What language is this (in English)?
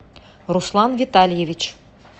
Russian